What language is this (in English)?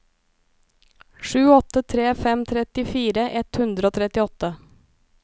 Norwegian